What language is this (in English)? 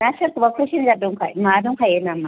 Bodo